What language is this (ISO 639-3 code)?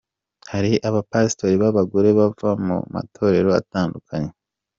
kin